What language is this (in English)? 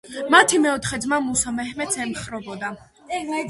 Georgian